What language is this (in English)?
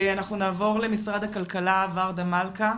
Hebrew